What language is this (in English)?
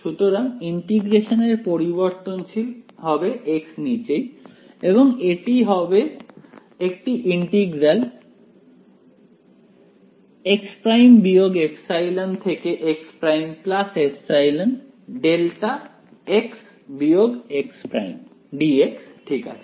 Bangla